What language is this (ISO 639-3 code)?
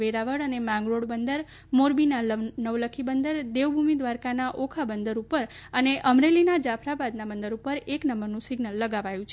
guj